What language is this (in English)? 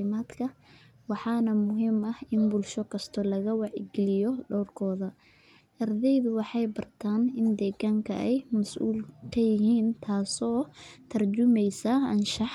Somali